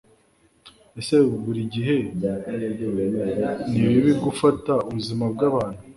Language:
Kinyarwanda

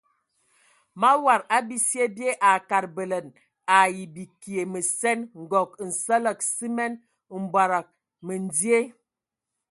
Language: Ewondo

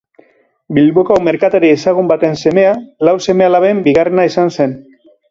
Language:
Basque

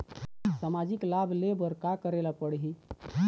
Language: Chhattisgarhi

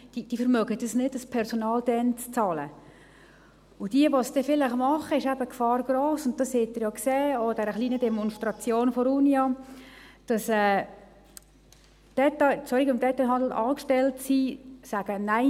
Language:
Swiss German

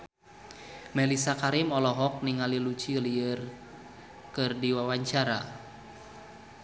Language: Sundanese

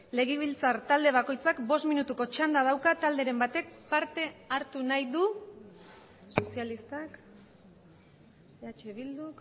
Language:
Basque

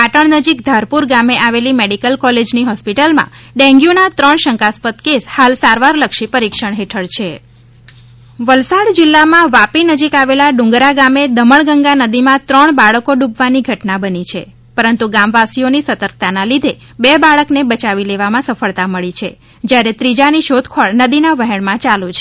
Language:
Gujarati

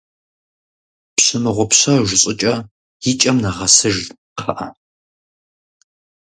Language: Kabardian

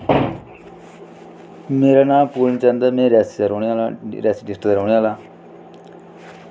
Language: Dogri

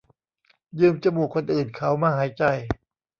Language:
Thai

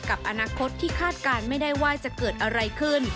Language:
Thai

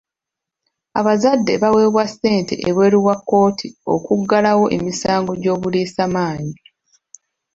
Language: Ganda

